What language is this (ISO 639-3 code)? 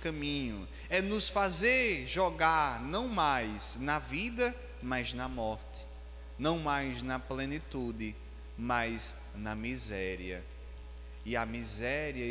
por